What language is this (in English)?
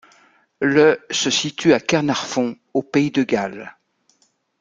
French